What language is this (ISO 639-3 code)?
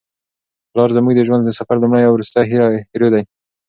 pus